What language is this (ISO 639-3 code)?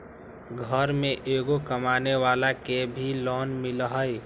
mag